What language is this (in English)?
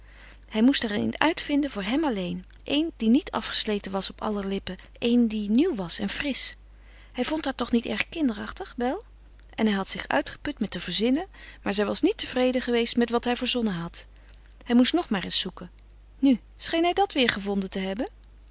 Dutch